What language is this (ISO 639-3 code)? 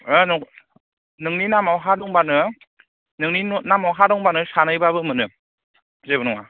brx